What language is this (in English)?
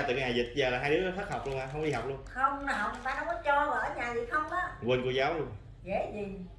Vietnamese